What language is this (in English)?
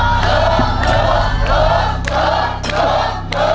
Thai